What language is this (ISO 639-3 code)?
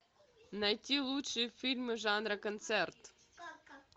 rus